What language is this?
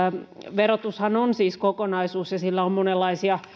Finnish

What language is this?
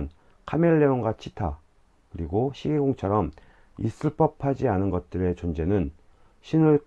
Korean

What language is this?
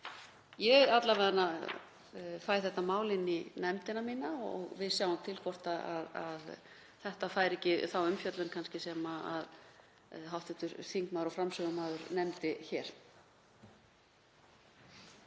Icelandic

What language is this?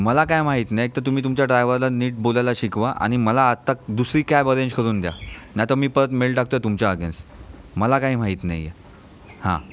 Marathi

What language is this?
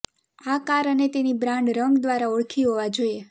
Gujarati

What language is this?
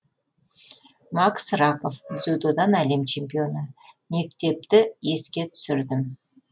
Kazakh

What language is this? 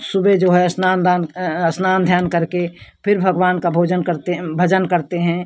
Hindi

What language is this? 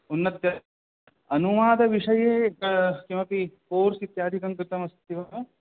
Sanskrit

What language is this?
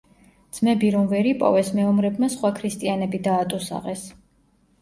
Georgian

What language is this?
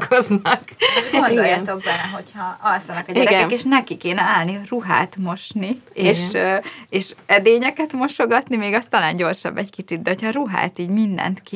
Hungarian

